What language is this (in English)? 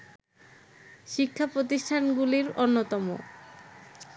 Bangla